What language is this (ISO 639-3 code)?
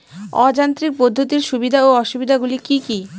ben